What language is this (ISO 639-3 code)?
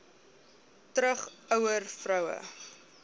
afr